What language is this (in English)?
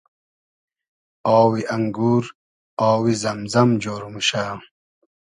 Hazaragi